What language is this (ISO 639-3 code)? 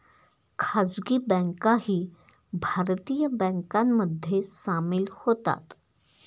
mar